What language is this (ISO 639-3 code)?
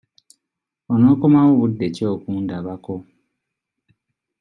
lug